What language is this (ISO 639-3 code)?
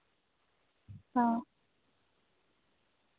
doi